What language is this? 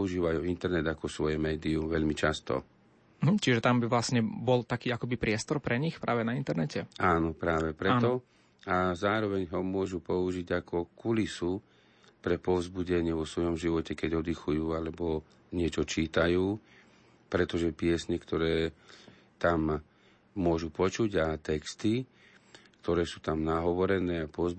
Slovak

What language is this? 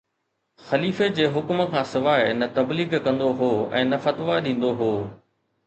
Sindhi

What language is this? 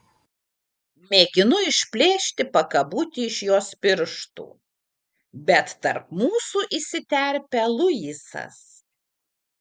Lithuanian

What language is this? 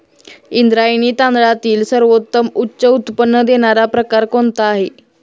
Marathi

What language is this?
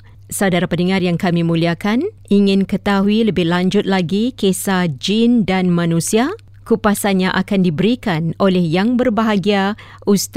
Malay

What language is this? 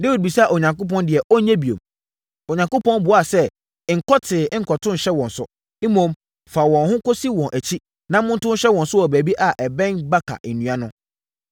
Akan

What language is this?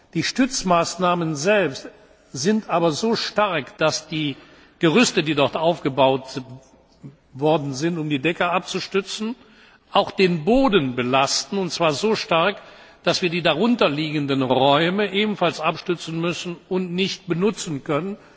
German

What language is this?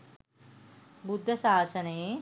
Sinhala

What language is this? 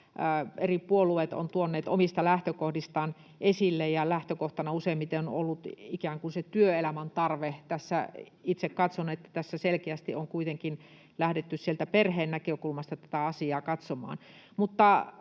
Finnish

